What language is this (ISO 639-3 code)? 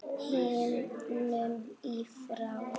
isl